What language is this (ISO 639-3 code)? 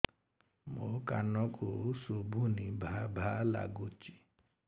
ori